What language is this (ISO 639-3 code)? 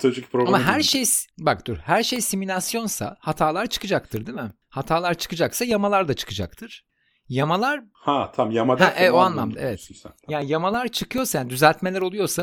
tur